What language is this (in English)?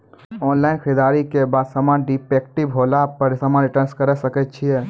Maithili